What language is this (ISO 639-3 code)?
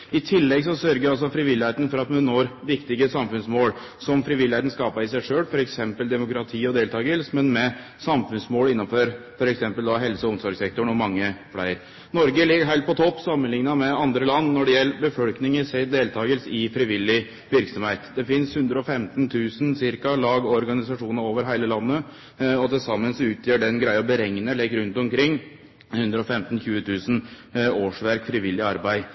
nno